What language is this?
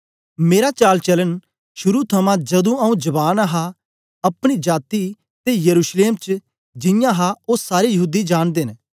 Dogri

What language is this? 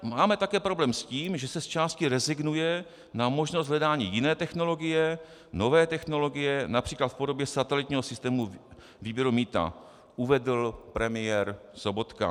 Czech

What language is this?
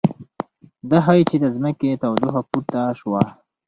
Pashto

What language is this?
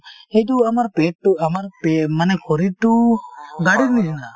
Assamese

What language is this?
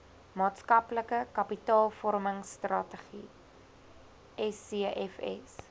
Afrikaans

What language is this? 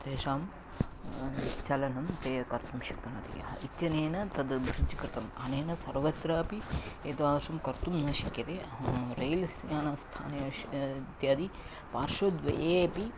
Sanskrit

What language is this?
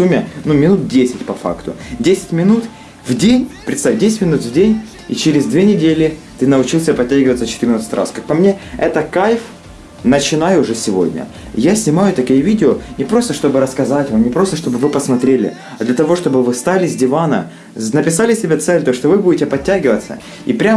Russian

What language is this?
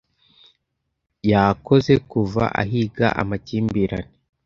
Kinyarwanda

